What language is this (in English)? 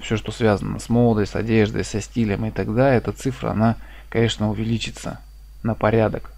Russian